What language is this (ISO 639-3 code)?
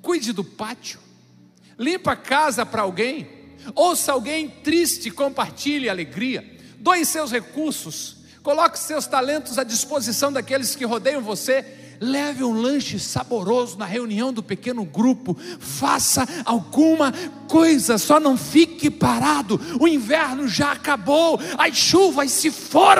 por